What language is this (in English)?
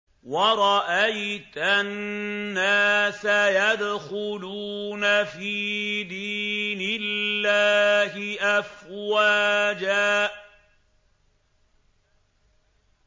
Arabic